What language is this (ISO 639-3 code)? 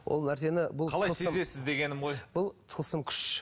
kaz